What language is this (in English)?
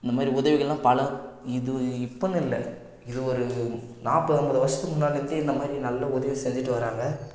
Tamil